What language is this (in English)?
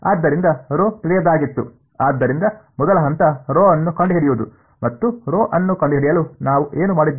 Kannada